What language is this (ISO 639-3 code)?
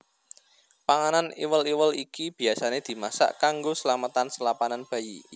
jav